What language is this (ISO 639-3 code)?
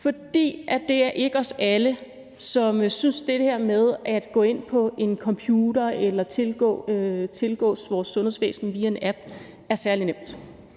dan